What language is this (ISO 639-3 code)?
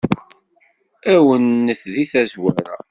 kab